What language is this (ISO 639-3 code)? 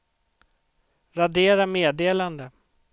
swe